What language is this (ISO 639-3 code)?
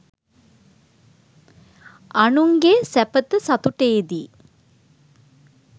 sin